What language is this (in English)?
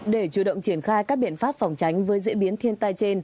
Vietnamese